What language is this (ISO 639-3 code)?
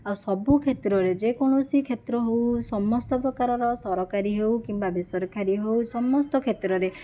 ori